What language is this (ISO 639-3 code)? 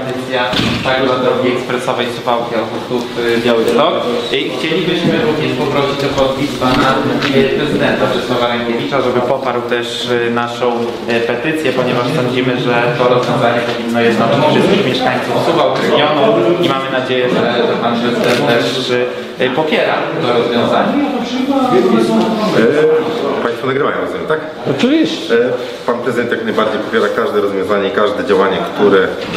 pol